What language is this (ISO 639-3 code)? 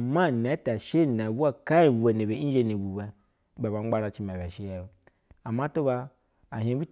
bzw